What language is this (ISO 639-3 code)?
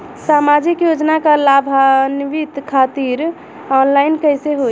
bho